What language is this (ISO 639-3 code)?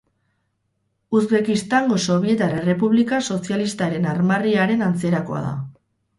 eus